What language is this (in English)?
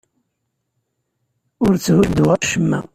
Kabyle